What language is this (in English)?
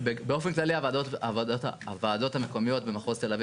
Hebrew